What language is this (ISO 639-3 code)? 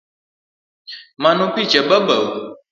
luo